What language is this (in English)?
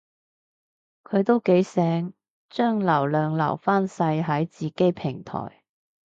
Cantonese